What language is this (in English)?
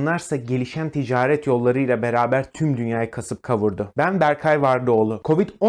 Turkish